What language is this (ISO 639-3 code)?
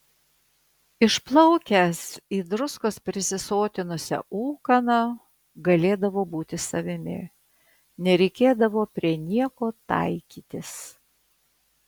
lit